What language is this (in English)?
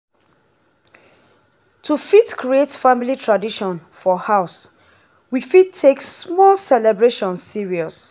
Nigerian Pidgin